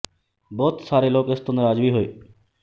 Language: Punjabi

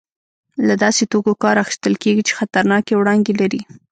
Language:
Pashto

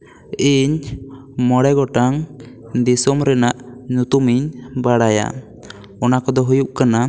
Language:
Santali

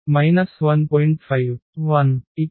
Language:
Telugu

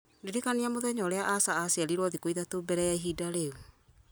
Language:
Kikuyu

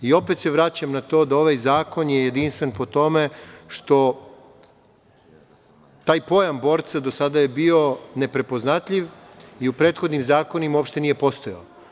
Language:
Serbian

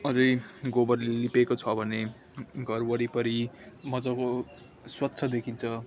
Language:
Nepali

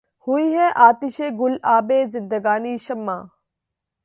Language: Urdu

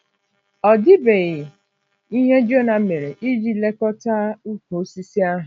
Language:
Igbo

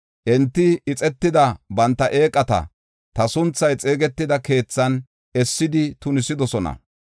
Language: Gofa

